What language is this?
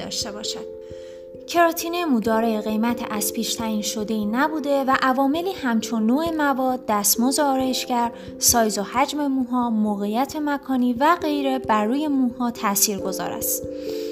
Persian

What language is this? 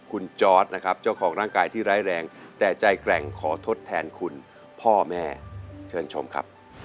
Thai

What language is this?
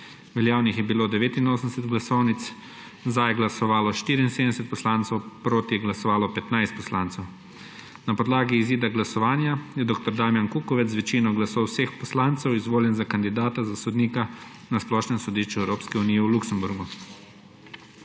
Slovenian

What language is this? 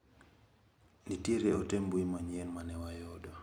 Luo (Kenya and Tanzania)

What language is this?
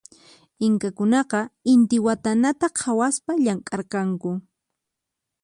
Puno Quechua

